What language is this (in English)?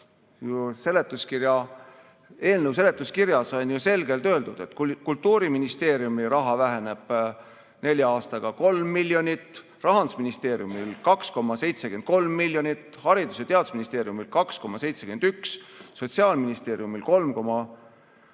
Estonian